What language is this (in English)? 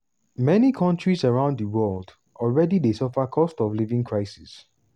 Nigerian Pidgin